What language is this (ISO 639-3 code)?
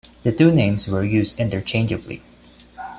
eng